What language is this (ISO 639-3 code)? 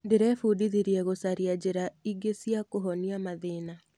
kik